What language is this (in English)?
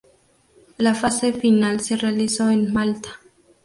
Spanish